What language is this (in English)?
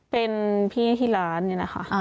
Thai